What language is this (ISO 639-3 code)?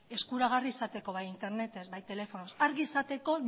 eus